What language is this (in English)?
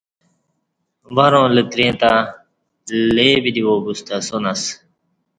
Kati